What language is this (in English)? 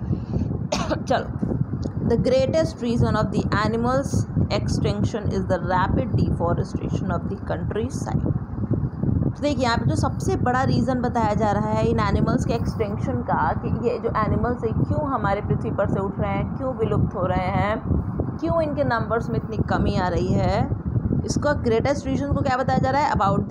Hindi